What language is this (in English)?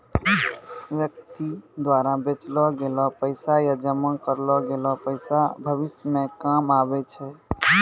Maithili